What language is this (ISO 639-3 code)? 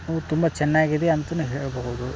kan